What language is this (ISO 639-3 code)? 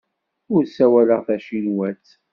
kab